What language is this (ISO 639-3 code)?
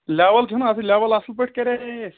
kas